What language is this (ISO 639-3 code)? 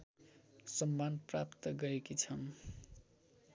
nep